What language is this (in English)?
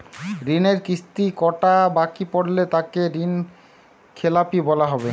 Bangla